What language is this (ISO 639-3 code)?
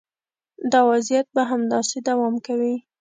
pus